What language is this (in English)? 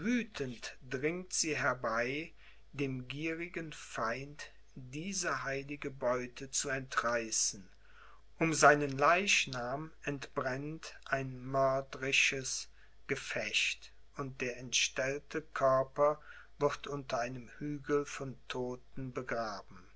German